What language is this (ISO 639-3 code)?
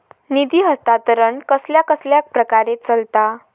mar